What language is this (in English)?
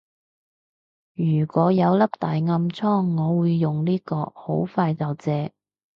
Cantonese